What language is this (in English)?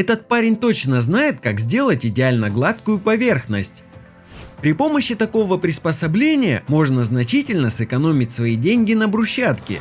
Russian